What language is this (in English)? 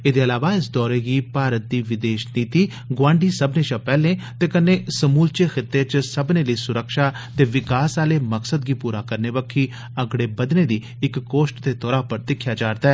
Dogri